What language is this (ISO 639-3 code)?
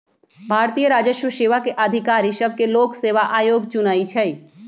mag